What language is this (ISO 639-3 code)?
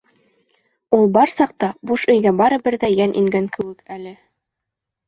bak